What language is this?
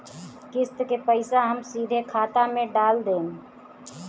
Bhojpuri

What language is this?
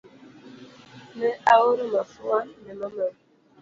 Luo (Kenya and Tanzania)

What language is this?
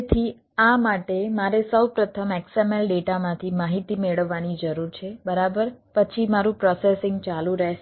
Gujarati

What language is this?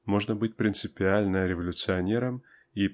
Russian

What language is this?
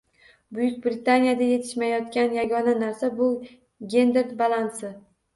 Uzbek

